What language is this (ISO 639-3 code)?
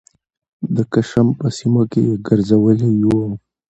pus